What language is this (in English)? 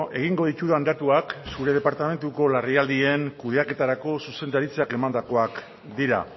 Basque